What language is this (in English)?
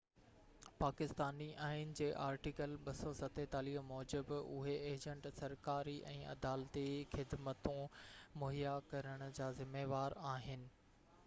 Sindhi